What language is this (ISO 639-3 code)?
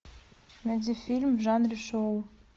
rus